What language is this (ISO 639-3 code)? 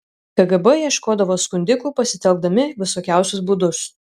lit